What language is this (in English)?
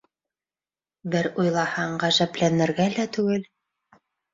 Bashkir